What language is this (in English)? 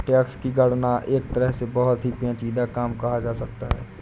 Hindi